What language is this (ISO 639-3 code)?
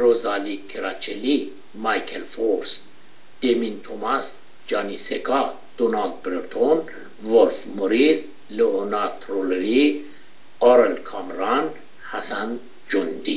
fas